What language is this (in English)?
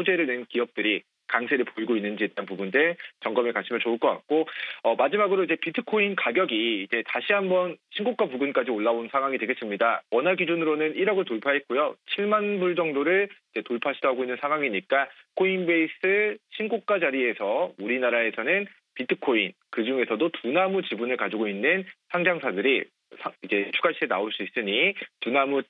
Korean